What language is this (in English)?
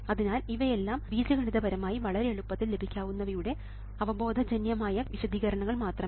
Malayalam